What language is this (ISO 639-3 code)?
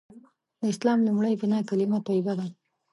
pus